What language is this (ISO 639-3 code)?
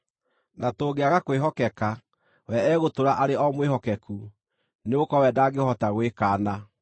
kik